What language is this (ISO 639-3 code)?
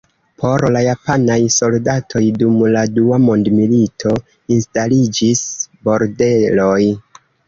epo